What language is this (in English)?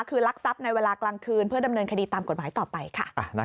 Thai